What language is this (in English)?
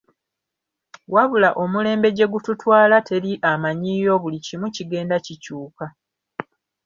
Ganda